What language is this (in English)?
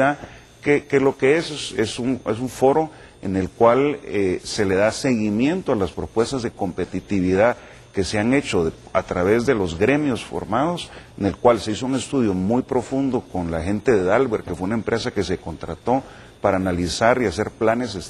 Spanish